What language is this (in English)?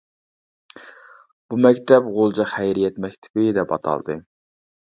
Uyghur